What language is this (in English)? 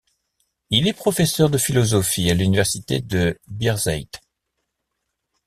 French